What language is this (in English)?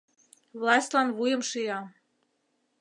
Mari